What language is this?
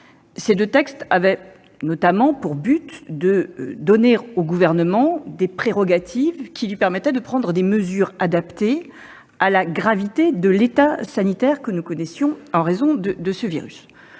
French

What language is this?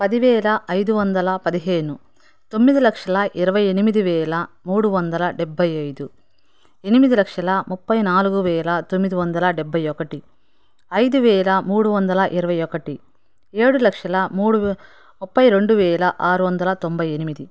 Telugu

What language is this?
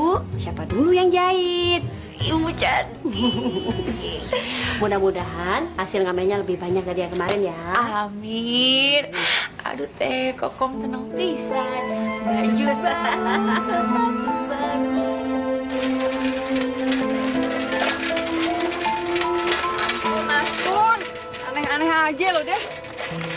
Indonesian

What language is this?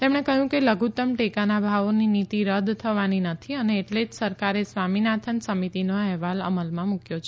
Gujarati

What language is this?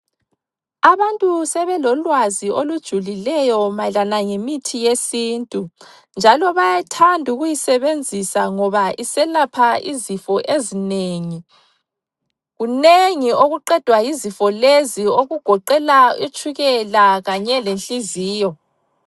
North Ndebele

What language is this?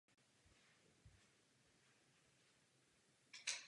Czech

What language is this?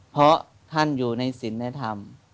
Thai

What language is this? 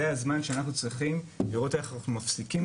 Hebrew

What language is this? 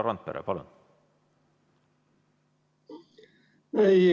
Estonian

